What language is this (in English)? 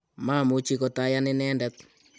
Kalenjin